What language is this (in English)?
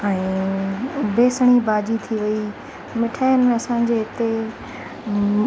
Sindhi